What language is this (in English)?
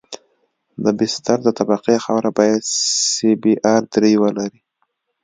Pashto